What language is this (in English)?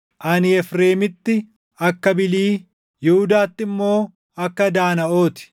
Oromo